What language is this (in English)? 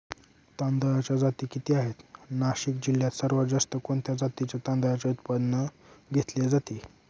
Marathi